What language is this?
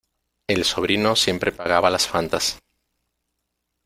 Spanish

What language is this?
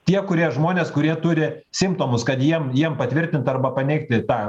Lithuanian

